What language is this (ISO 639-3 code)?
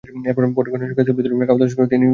ben